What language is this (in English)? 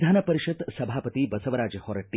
Kannada